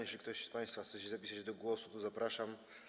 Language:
Polish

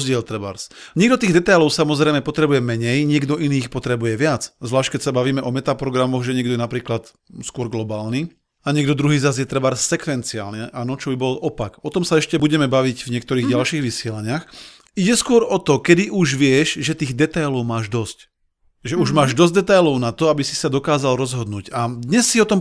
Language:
Slovak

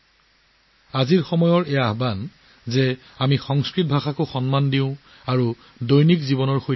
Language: Assamese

